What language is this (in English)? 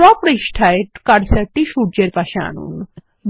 Bangla